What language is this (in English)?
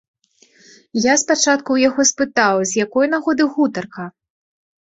Belarusian